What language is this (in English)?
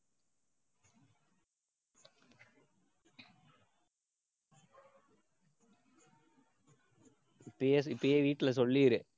Tamil